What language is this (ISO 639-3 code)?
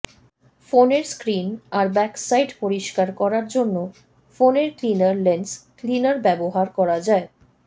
ben